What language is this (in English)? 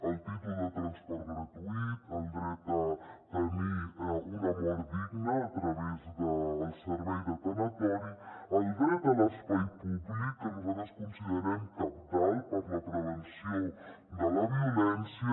Catalan